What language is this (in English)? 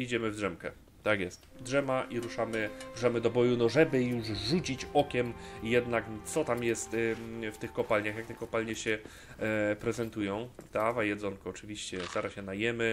Polish